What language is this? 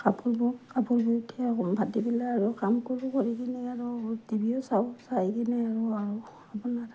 Assamese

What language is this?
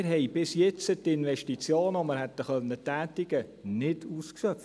Swiss German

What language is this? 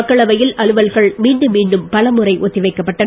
Tamil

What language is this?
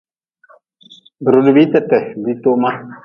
Nawdm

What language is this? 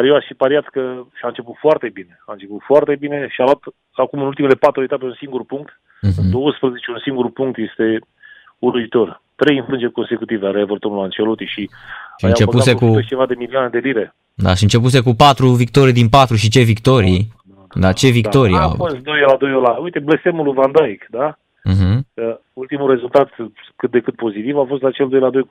Romanian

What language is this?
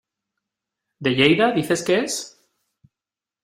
Spanish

